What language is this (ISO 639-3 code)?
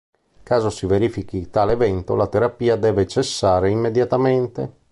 ita